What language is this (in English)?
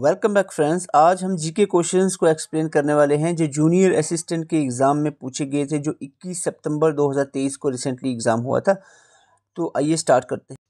Hindi